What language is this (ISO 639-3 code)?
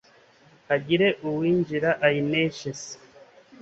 kin